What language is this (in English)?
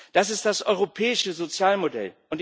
German